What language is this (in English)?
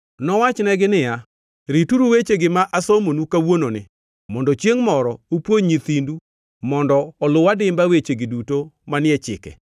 Luo (Kenya and Tanzania)